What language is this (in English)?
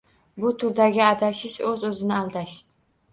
Uzbek